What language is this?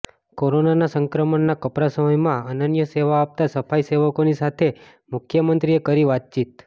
Gujarati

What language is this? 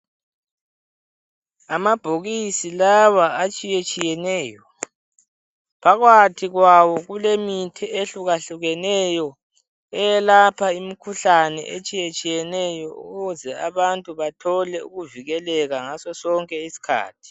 North Ndebele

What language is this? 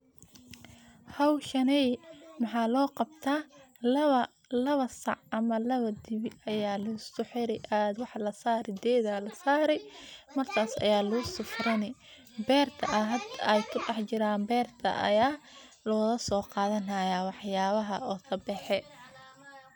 Somali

